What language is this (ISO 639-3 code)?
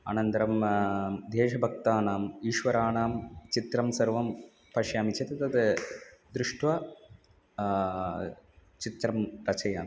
san